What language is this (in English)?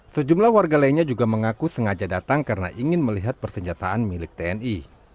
Indonesian